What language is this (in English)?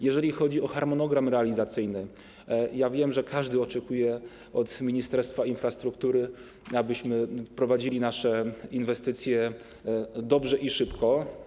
Polish